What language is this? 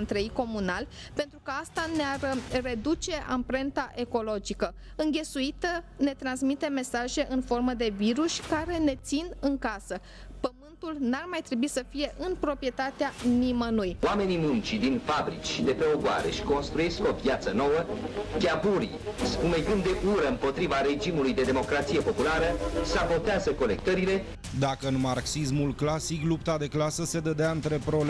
Romanian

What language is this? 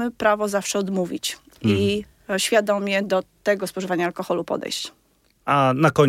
Polish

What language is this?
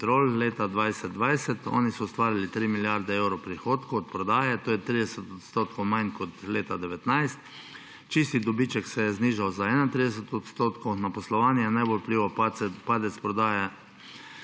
Slovenian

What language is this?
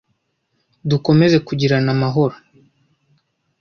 Kinyarwanda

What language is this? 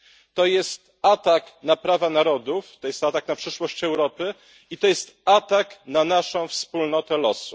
Polish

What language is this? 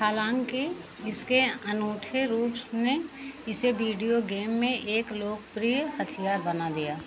Hindi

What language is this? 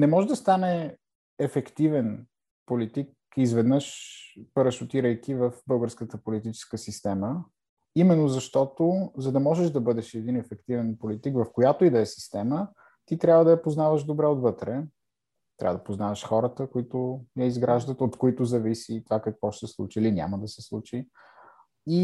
Bulgarian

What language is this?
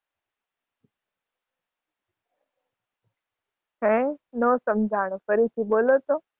Gujarati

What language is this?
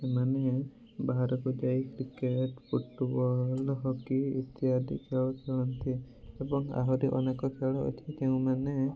Odia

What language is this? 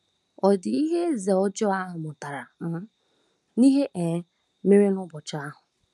Igbo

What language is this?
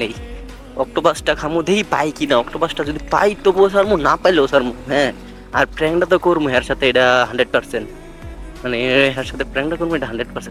Bangla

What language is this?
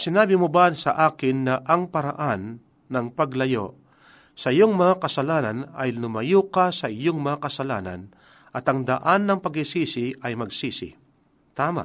Filipino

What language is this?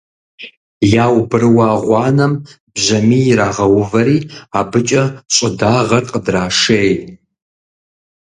Kabardian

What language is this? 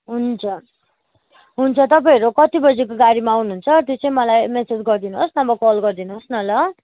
Nepali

